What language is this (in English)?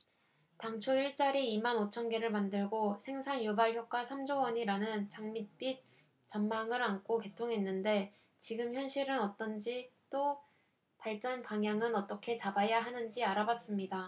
Korean